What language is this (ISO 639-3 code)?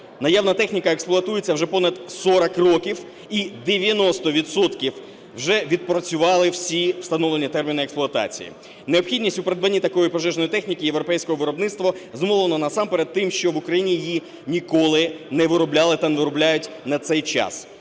ukr